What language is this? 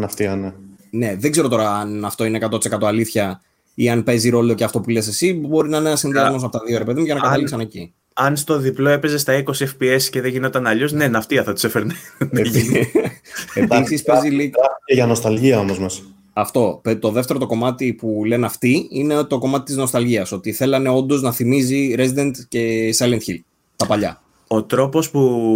Greek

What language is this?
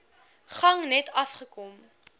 Afrikaans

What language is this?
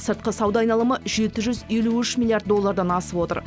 Kazakh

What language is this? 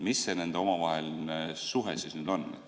Estonian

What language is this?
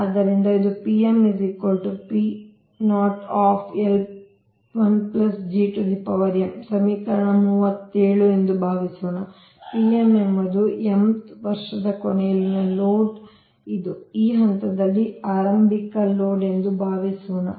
Kannada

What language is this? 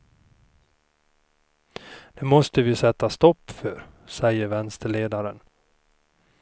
Swedish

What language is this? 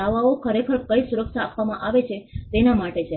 Gujarati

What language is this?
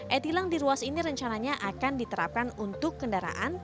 Indonesian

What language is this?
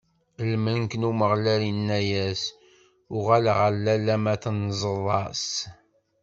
Kabyle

